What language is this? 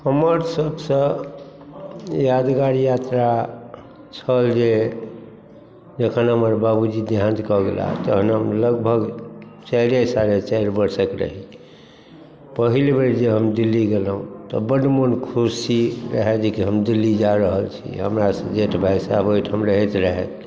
Maithili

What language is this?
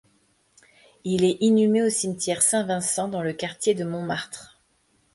French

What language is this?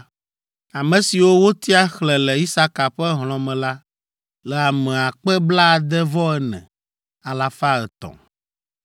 Ewe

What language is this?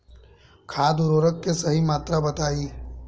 Bhojpuri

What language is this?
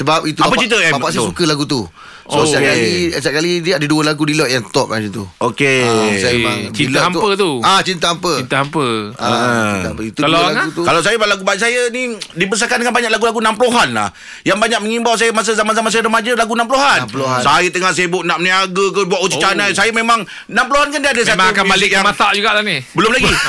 Malay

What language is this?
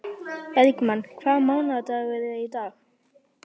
Icelandic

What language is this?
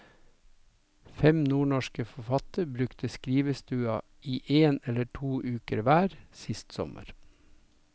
Norwegian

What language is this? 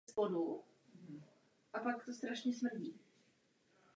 Czech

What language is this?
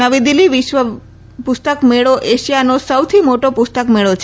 Gujarati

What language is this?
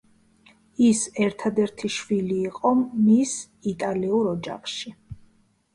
Georgian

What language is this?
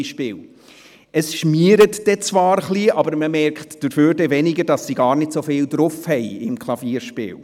Swiss German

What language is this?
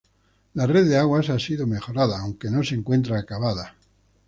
Spanish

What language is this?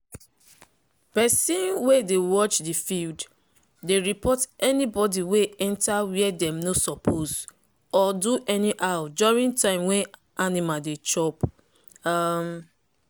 Nigerian Pidgin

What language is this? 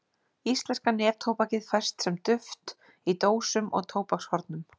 Icelandic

